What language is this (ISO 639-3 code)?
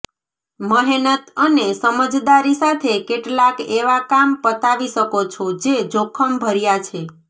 guj